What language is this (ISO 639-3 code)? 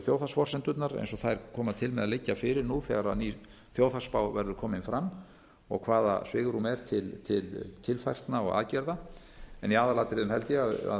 isl